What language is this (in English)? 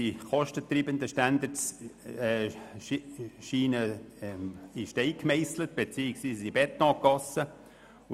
Swiss German